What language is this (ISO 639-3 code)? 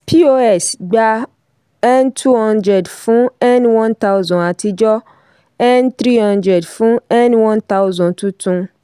yor